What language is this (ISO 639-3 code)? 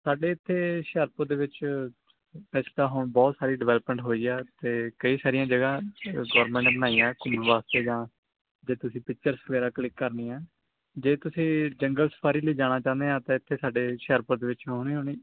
pan